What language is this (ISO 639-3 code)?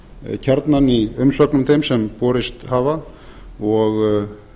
isl